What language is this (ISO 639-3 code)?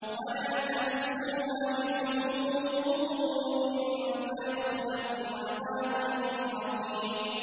ara